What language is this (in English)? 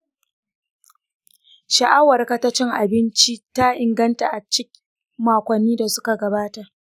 Hausa